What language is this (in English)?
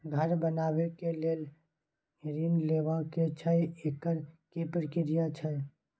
Maithili